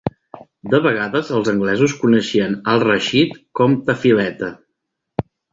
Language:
Catalan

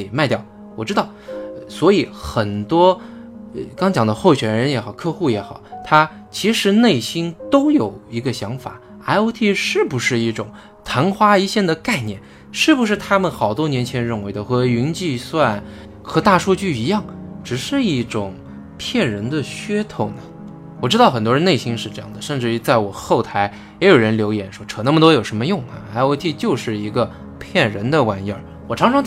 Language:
Chinese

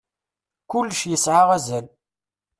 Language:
Kabyle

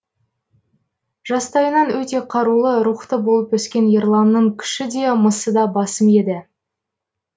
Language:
Kazakh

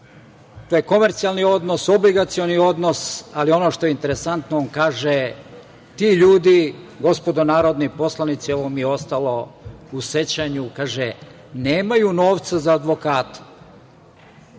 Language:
Serbian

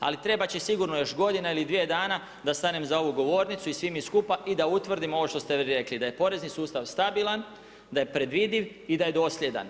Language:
Croatian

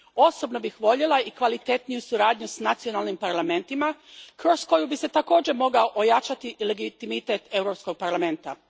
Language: Croatian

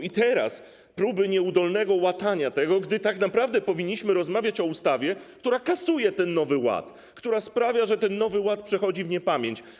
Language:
Polish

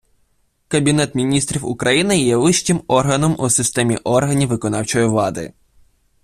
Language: Ukrainian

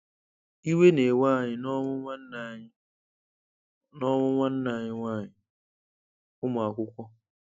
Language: Igbo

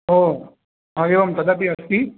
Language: Sanskrit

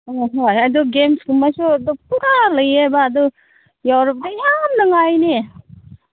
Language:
Manipuri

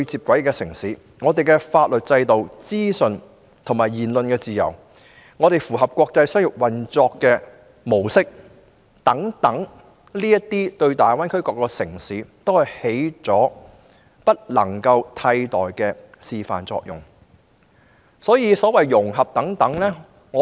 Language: Cantonese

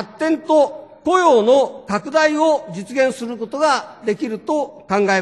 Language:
Japanese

